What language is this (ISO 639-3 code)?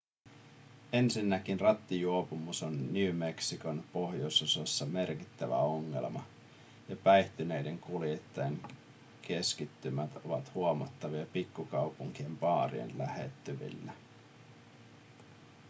fin